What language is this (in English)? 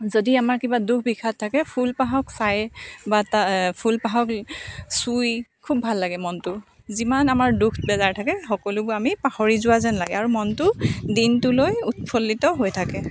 Assamese